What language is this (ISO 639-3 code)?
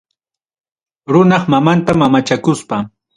quy